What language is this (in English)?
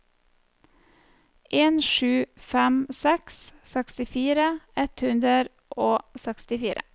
Norwegian